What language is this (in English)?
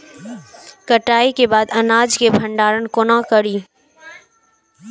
Maithili